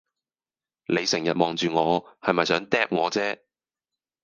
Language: Cantonese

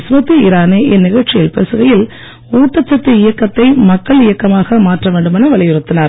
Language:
Tamil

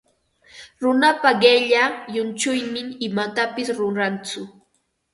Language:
Ambo-Pasco Quechua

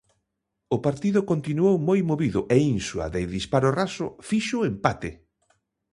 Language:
Galician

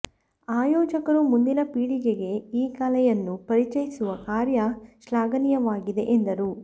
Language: Kannada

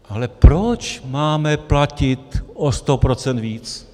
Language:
Czech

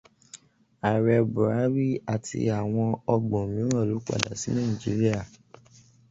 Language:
Yoruba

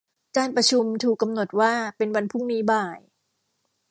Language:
Thai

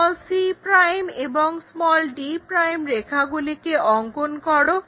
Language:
Bangla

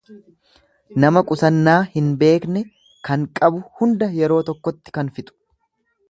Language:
Oromo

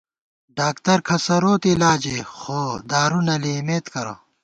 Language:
Gawar-Bati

